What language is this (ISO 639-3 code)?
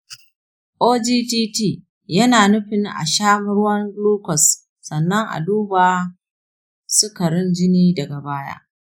hau